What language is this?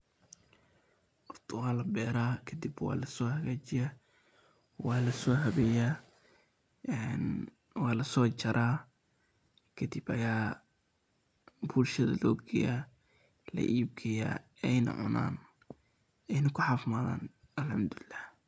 Somali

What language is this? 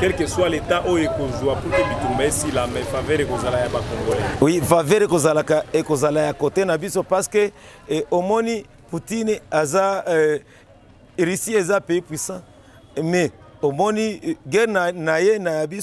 French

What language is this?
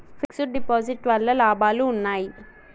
Telugu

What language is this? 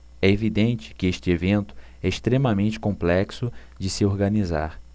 Portuguese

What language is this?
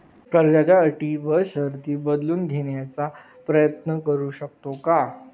Marathi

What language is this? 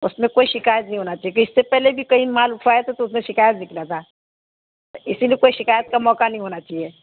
Urdu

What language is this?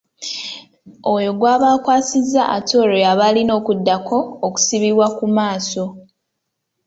Ganda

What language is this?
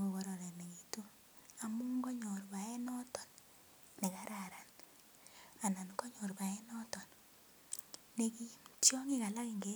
Kalenjin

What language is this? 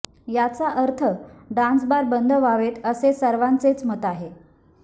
Marathi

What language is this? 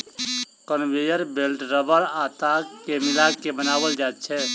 Maithili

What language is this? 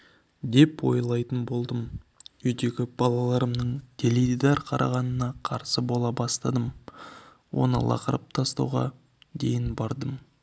Kazakh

